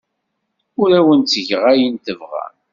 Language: Kabyle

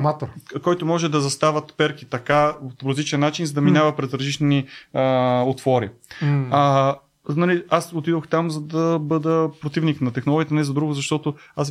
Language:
Bulgarian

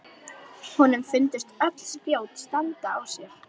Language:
Icelandic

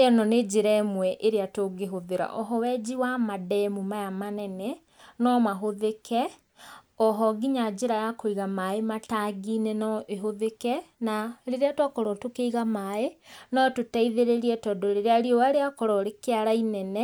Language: Kikuyu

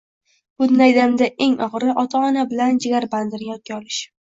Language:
Uzbek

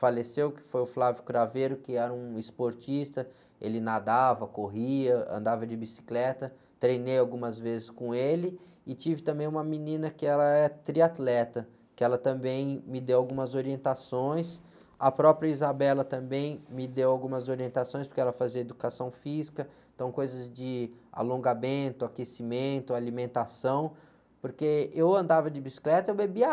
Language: Portuguese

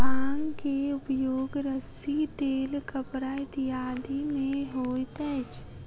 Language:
Maithili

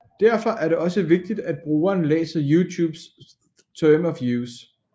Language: Danish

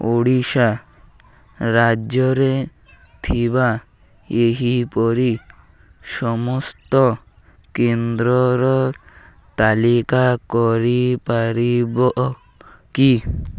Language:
Odia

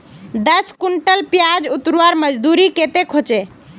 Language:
Magahi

